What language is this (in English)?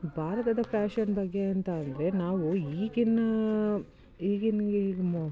Kannada